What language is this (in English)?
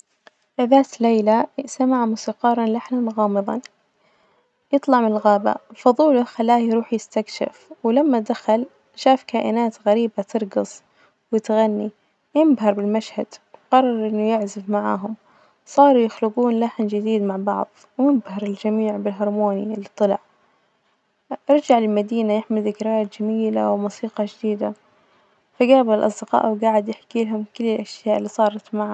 Najdi Arabic